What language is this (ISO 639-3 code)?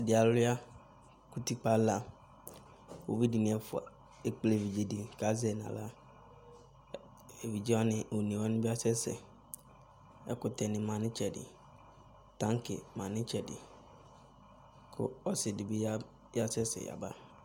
kpo